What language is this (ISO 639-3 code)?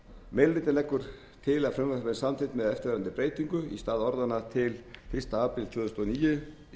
isl